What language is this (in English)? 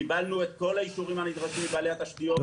Hebrew